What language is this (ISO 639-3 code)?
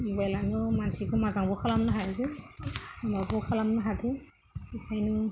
brx